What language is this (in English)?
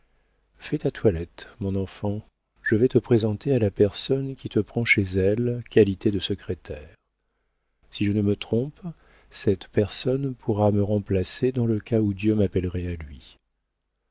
French